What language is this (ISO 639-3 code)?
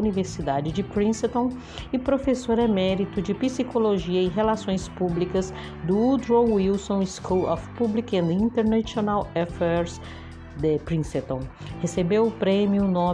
por